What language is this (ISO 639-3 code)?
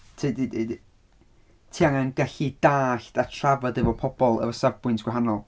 cym